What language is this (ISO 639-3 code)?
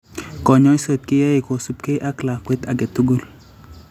kln